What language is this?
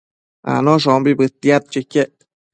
Matsés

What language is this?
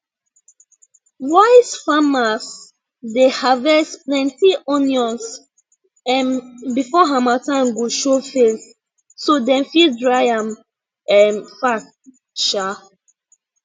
Nigerian Pidgin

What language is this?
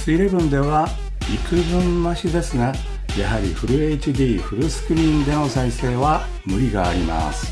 Japanese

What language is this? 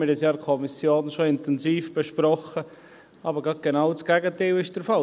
Swiss German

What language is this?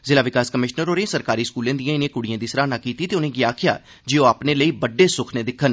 Dogri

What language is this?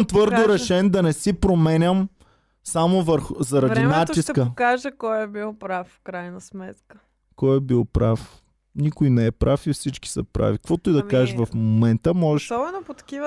Bulgarian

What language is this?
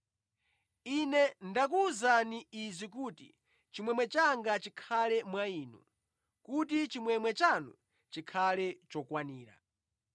Nyanja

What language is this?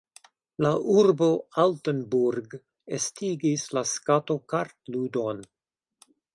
Esperanto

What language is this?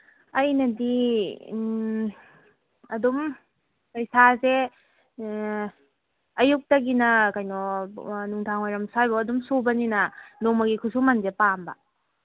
Manipuri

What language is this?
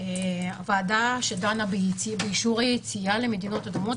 Hebrew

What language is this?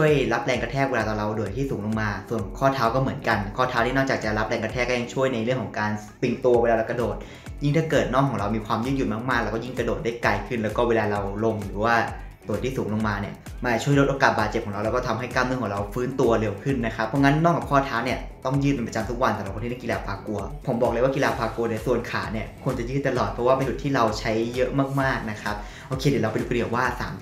Thai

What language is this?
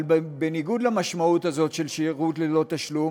Hebrew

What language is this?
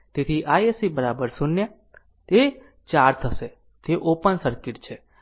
Gujarati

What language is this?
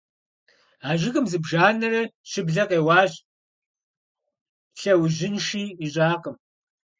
Kabardian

